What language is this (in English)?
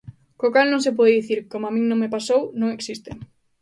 Galician